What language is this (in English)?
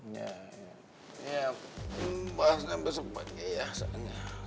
Indonesian